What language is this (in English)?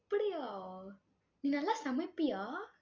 Tamil